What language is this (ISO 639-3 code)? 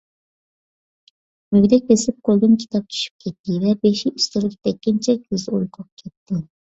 uig